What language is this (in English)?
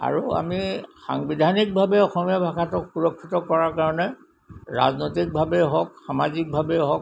Assamese